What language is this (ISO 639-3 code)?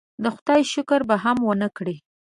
pus